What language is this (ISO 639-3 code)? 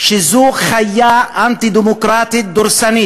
heb